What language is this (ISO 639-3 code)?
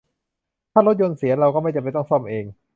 tha